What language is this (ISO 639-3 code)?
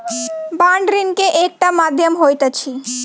mai